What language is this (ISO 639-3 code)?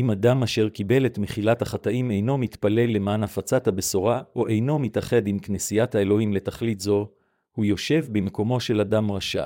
heb